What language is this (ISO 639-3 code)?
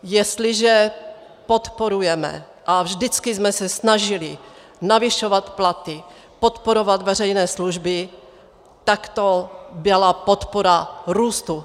ces